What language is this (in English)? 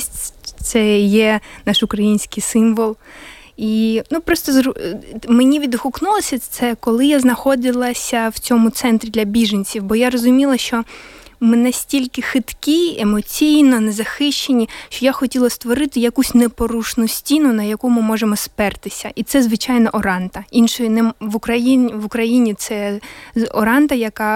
Ukrainian